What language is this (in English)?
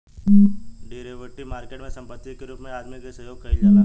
Bhojpuri